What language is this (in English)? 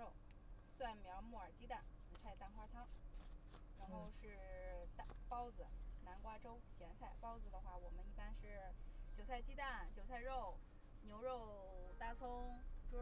Chinese